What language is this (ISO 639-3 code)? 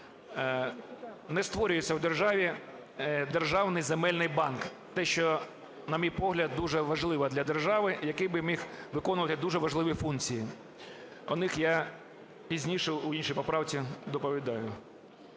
ukr